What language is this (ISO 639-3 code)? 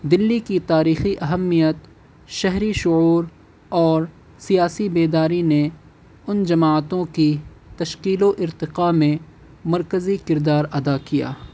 urd